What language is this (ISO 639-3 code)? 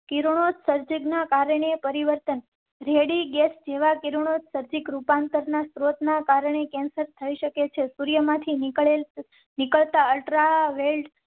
guj